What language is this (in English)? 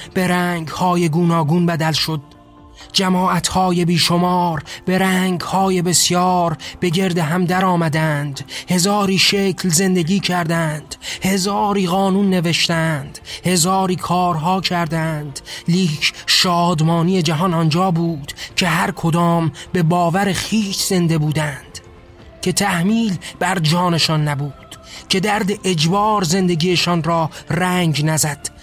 Persian